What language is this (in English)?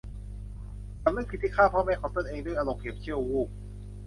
Thai